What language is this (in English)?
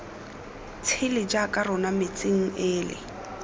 Tswana